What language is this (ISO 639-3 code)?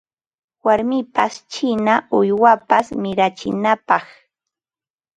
qva